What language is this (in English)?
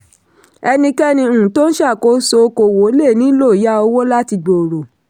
Yoruba